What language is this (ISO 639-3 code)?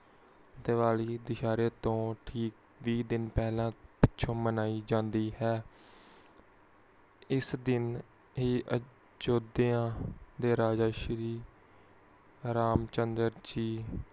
pan